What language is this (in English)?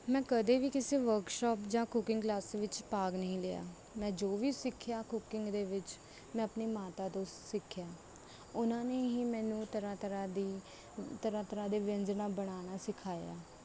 Punjabi